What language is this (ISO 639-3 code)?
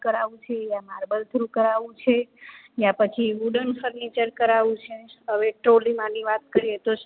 guj